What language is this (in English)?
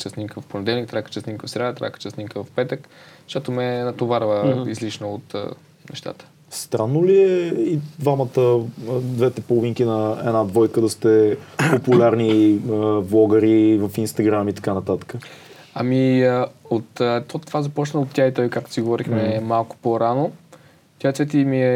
Bulgarian